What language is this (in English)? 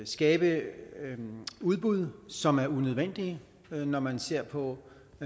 Danish